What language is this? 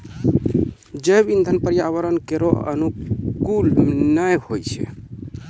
Maithili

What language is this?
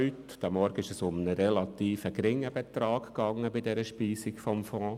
Swiss German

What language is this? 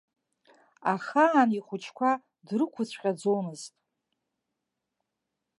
Abkhazian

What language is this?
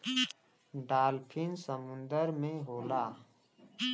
Bhojpuri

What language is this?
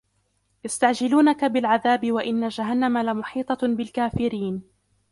Arabic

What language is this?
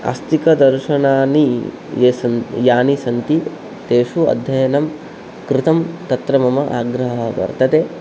Sanskrit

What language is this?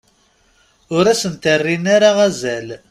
Kabyle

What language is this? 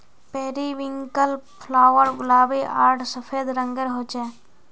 Magahi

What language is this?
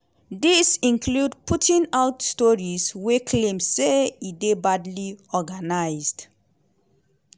Nigerian Pidgin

